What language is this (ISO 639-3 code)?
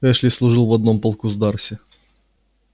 rus